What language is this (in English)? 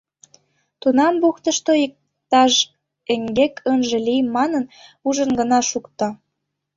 Mari